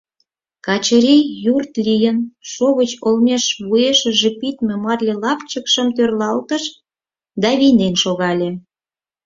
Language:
Mari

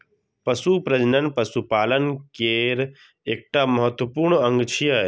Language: Maithili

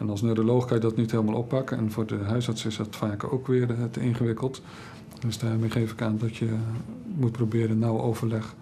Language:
Dutch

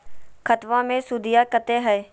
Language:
Magahi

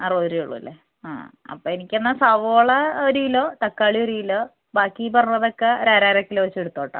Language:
Malayalam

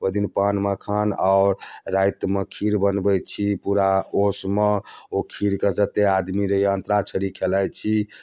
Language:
Maithili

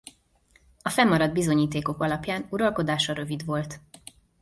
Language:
Hungarian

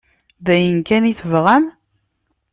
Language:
Kabyle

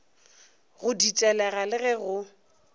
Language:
Northern Sotho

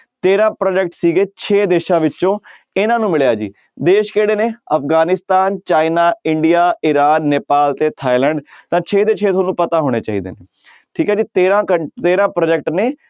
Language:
Punjabi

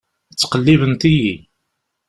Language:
Kabyle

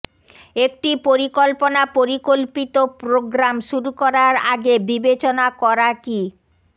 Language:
Bangla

